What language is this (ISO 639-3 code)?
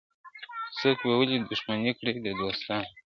pus